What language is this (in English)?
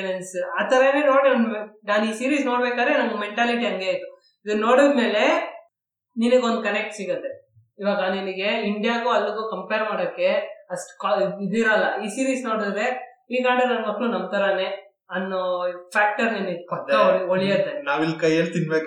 Kannada